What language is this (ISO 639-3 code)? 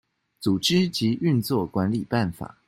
zho